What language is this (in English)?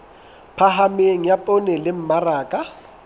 Southern Sotho